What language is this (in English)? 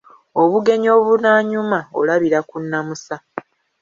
Ganda